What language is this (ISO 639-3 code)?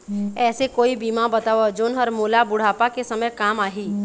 hne